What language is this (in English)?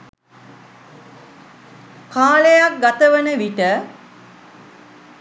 Sinhala